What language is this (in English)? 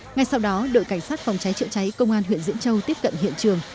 Vietnamese